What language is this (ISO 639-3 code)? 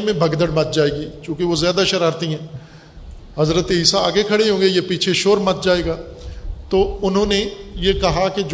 urd